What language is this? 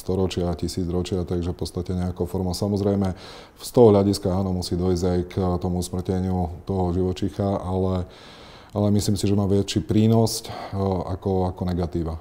Slovak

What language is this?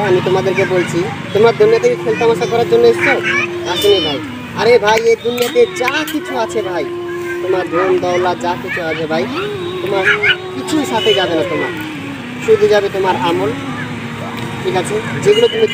Arabic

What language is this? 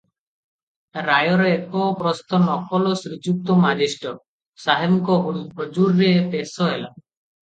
Odia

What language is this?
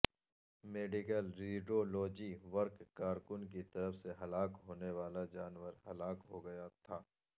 Urdu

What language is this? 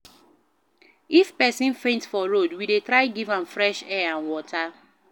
Nigerian Pidgin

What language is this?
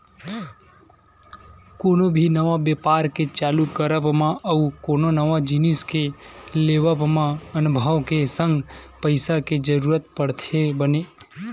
Chhattisgarhi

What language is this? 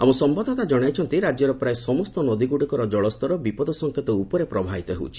Odia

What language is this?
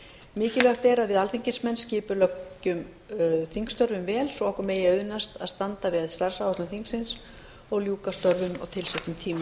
Icelandic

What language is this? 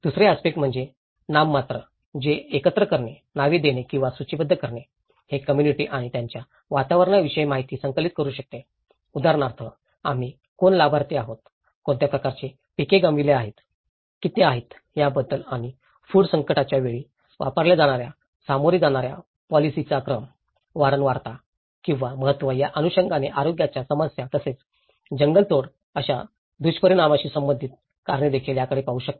Marathi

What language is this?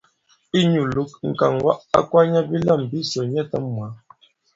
Bankon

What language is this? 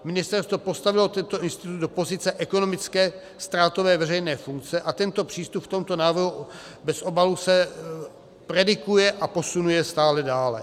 Czech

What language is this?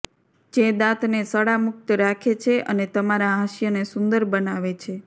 Gujarati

